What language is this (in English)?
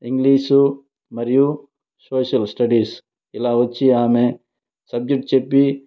Telugu